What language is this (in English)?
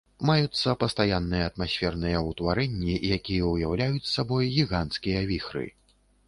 Belarusian